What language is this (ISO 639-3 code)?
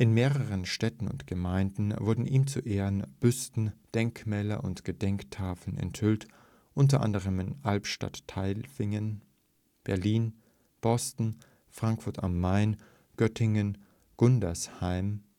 deu